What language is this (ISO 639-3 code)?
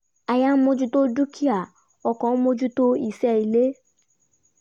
yor